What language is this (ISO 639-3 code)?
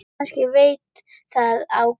isl